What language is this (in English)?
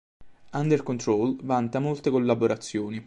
Italian